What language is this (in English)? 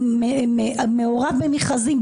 Hebrew